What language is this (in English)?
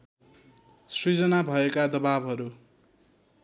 Nepali